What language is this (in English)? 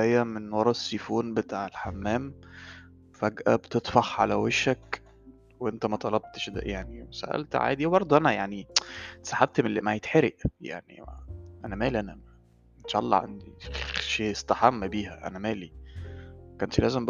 Arabic